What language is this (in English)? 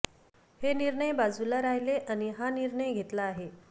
Marathi